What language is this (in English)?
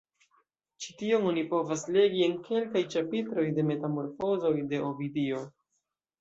Esperanto